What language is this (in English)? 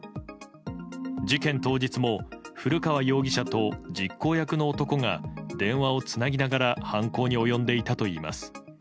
Japanese